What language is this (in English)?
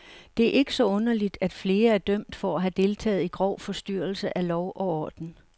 Danish